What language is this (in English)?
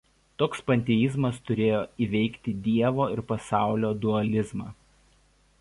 Lithuanian